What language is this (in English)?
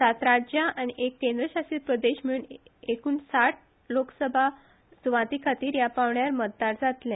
Konkani